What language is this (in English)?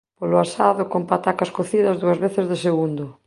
Galician